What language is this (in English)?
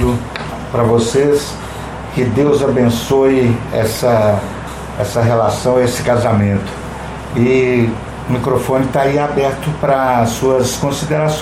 Portuguese